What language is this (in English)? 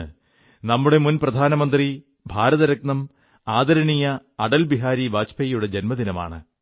Malayalam